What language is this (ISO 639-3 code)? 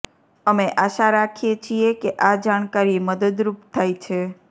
guj